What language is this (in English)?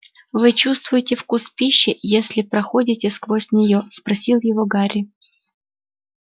Russian